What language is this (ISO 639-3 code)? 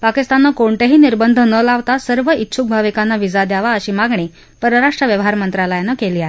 mar